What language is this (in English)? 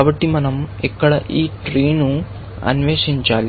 Telugu